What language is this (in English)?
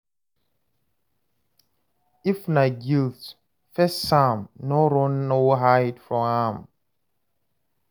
Nigerian Pidgin